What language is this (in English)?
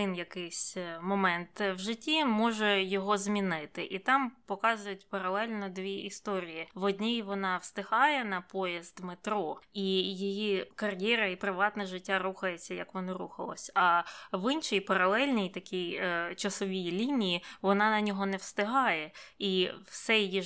Ukrainian